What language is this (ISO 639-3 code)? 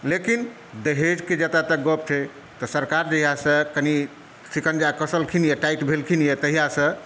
mai